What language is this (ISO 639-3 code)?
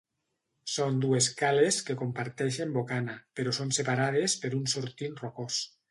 cat